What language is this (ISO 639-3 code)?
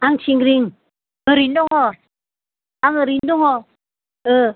brx